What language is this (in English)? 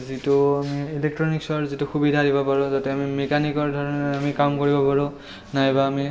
Assamese